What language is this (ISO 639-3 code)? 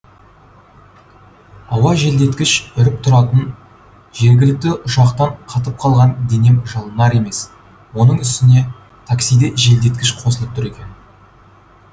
kaz